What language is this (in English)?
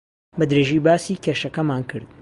Central Kurdish